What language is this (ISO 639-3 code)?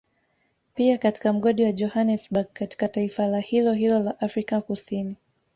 swa